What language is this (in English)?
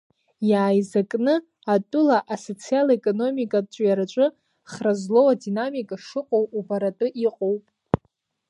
Abkhazian